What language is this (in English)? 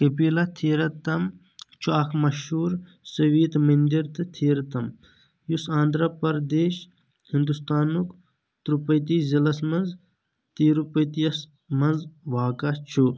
Kashmiri